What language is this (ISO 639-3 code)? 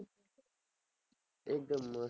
guj